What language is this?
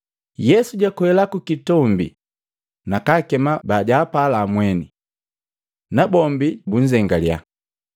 Matengo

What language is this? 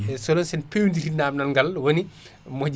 Fula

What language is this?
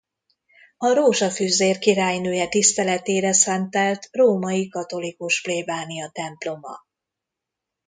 Hungarian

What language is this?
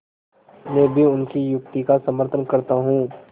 Hindi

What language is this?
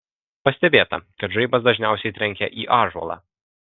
Lithuanian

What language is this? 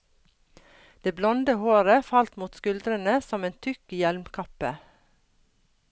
Norwegian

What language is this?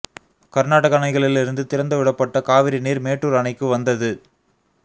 Tamil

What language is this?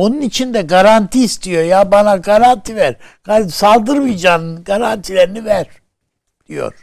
Turkish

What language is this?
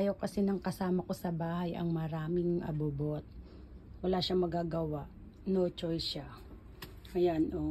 Filipino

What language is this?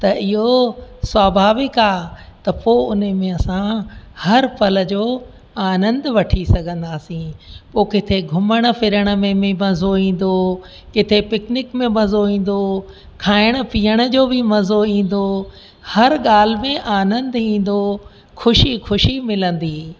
Sindhi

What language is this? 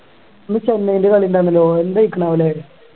Malayalam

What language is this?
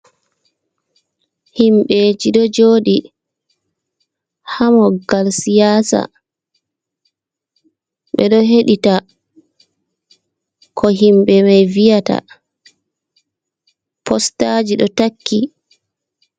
Fula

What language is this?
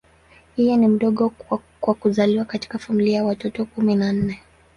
Swahili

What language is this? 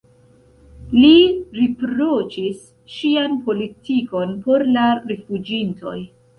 Esperanto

